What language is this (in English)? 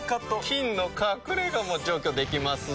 Japanese